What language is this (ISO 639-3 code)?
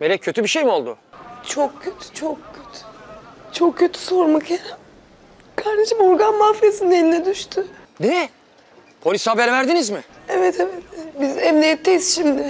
tur